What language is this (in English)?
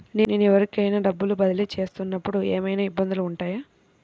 Telugu